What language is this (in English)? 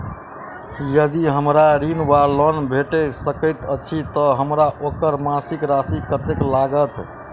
Maithili